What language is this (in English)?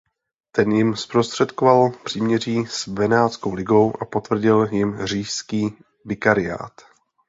Czech